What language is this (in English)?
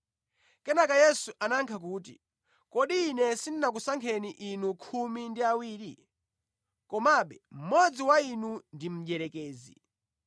Nyanja